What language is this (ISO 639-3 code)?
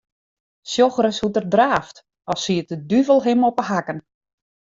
fry